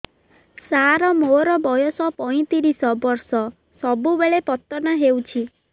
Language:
Odia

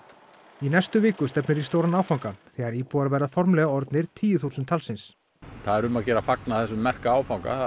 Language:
Icelandic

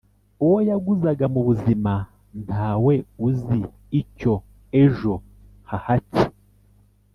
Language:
Kinyarwanda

